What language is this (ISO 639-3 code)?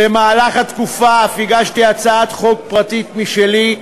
heb